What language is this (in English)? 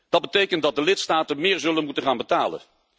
Dutch